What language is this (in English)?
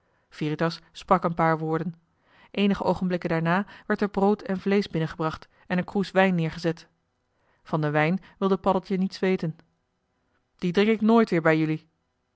Dutch